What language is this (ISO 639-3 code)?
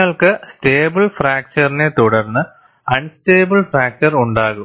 mal